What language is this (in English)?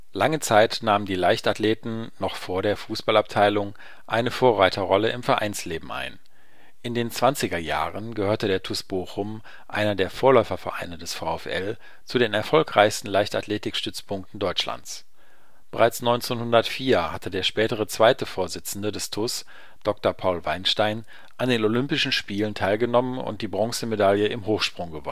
German